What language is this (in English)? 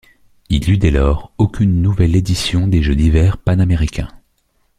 French